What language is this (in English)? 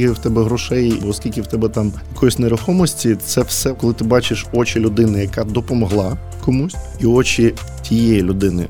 Ukrainian